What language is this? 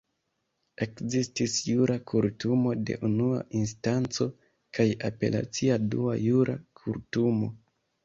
Esperanto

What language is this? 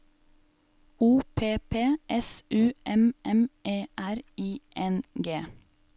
Norwegian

